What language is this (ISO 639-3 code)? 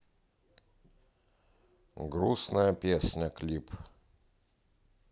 rus